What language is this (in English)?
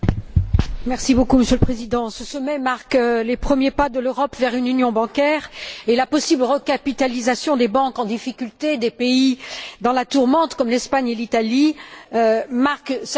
French